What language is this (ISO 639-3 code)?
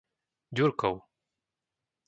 slk